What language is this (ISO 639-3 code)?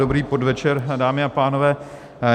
ces